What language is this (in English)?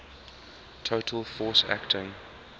English